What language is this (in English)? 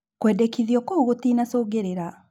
Kikuyu